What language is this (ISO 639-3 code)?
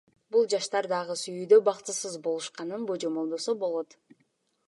kir